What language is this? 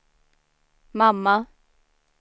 Swedish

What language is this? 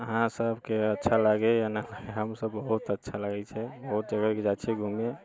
Maithili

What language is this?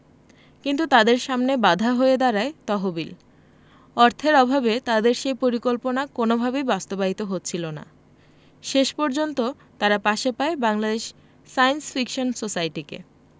Bangla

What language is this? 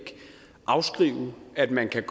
Danish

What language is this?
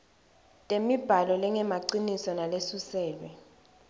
Swati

